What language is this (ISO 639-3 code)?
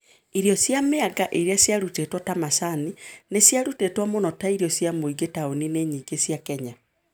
kik